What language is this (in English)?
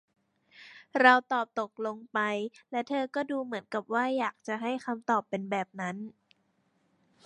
Thai